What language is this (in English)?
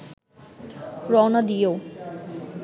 Bangla